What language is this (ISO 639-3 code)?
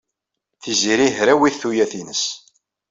kab